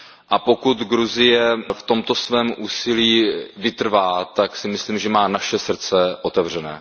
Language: Czech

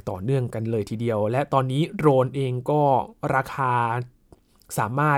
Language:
Thai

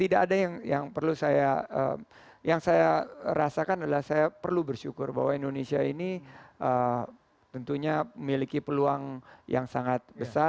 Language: Indonesian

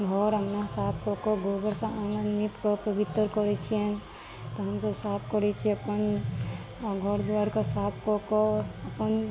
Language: Maithili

